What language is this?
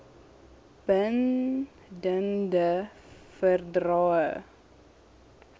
Afrikaans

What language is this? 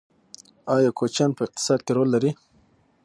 Pashto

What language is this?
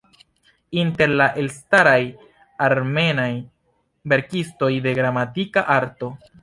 Esperanto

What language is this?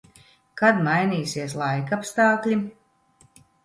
Latvian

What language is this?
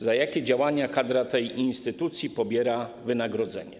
Polish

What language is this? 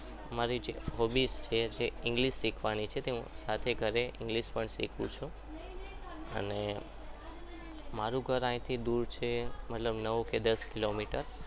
Gujarati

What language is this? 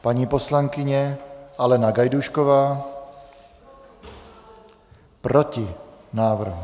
Czech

